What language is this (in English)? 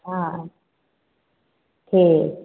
Maithili